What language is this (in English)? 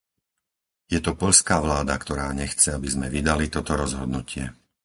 Slovak